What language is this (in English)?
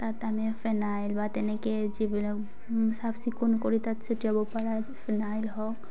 Assamese